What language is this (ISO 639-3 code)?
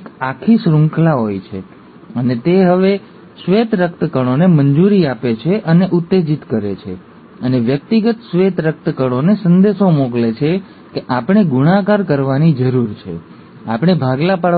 guj